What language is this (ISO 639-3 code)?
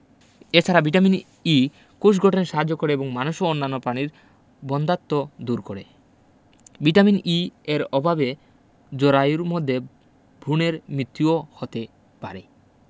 ben